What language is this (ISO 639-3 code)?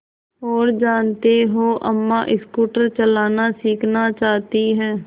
hin